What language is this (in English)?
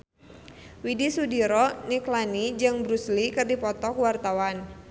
Sundanese